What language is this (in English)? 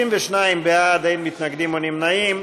Hebrew